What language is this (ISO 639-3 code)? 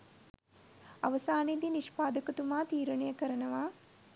sin